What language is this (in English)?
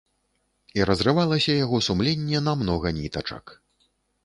Belarusian